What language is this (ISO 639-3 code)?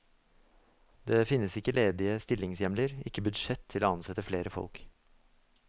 nor